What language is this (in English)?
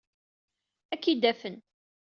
Kabyle